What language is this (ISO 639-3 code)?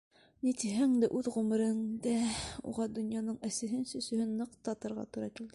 bak